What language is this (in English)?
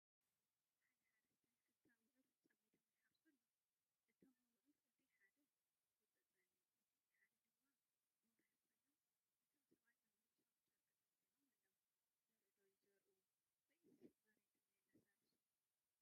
Tigrinya